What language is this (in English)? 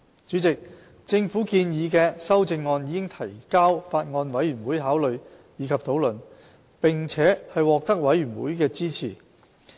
Cantonese